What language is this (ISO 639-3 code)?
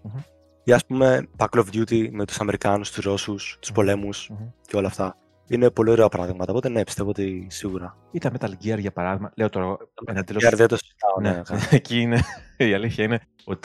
ell